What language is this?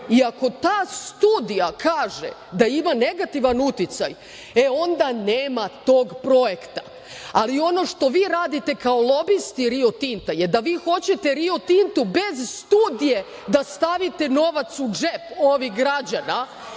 Serbian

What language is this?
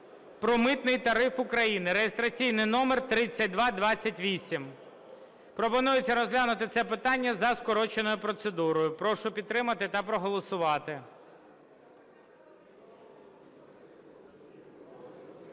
Ukrainian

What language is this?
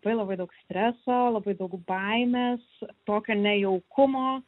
Lithuanian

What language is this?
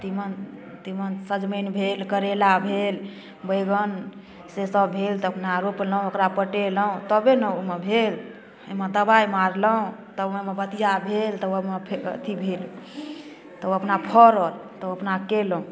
Maithili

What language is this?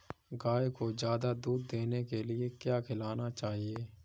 Hindi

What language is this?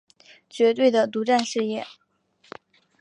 Chinese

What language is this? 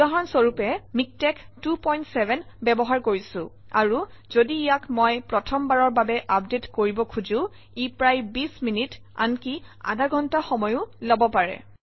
Assamese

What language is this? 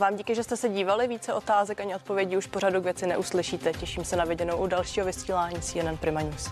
Czech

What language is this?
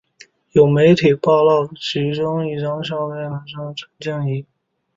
Chinese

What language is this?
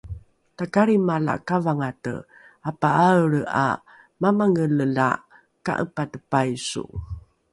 Rukai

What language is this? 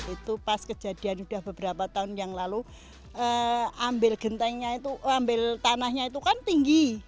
Indonesian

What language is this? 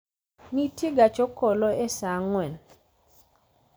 Luo (Kenya and Tanzania)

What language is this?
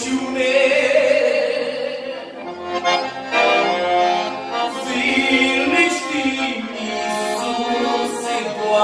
Romanian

